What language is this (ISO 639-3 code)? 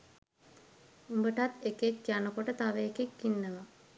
sin